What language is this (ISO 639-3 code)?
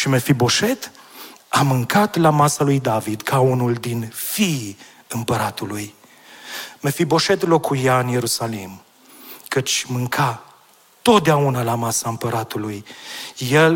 ron